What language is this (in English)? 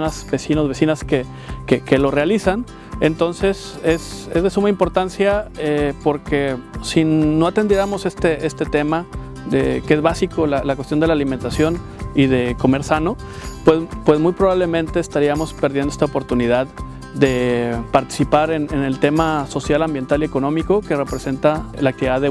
Spanish